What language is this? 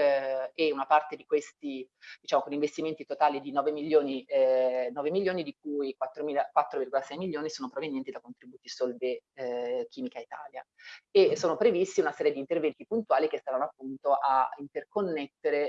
Italian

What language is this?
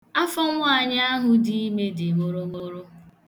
Igbo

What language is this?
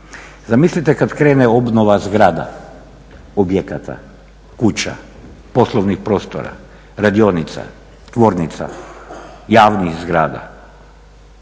Croatian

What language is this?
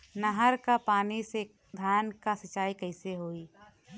Bhojpuri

